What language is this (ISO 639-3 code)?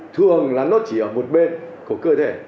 vie